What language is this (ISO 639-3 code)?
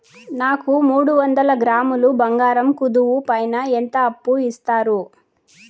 tel